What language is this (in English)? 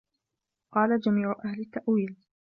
Arabic